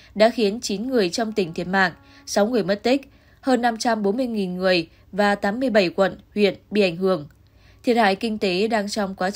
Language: Vietnamese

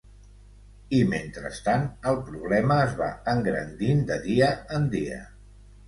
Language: Catalan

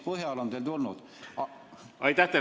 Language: Estonian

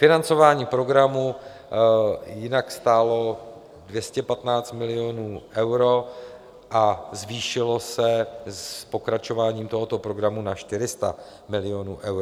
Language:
Czech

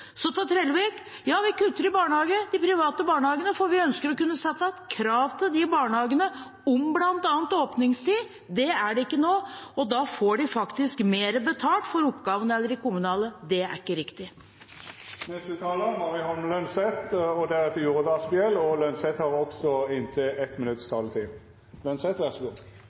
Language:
Norwegian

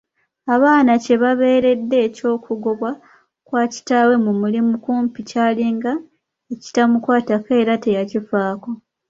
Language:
Ganda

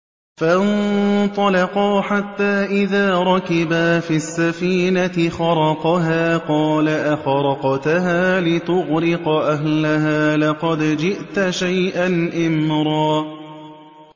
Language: Arabic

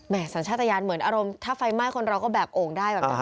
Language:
Thai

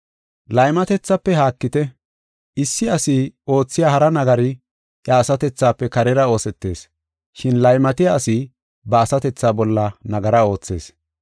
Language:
Gofa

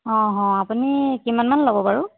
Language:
Assamese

